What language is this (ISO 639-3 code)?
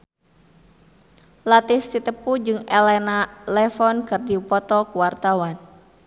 sun